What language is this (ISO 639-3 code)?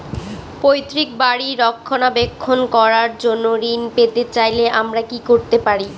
ben